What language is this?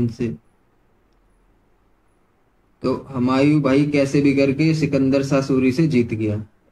Hindi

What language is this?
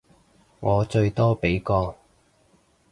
Cantonese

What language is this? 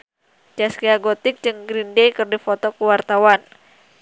Sundanese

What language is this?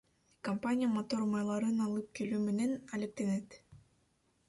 Kyrgyz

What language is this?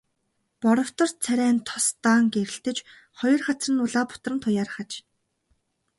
Mongolian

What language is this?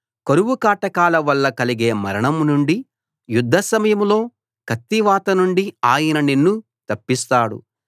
Telugu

